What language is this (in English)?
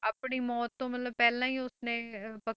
Punjabi